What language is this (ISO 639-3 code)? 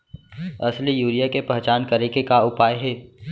hne